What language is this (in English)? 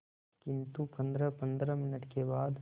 Hindi